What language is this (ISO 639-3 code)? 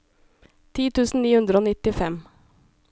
nor